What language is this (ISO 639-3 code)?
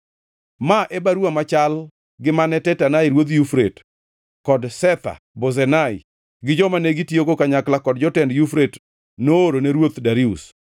luo